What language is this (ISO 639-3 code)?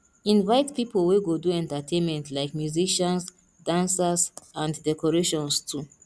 pcm